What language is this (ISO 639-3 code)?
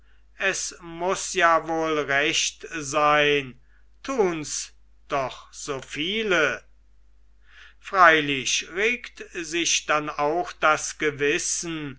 deu